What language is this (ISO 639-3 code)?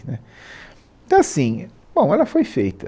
por